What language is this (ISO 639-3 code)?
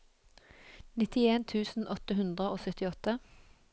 nor